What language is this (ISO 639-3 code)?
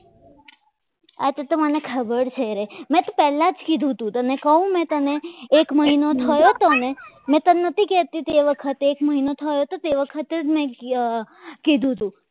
guj